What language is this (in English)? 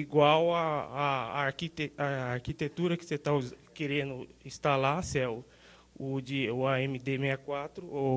Portuguese